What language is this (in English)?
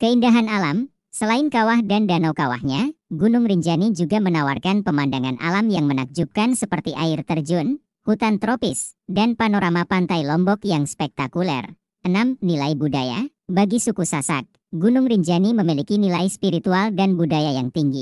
Indonesian